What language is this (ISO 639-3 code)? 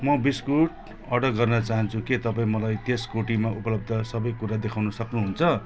nep